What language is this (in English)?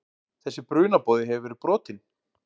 Icelandic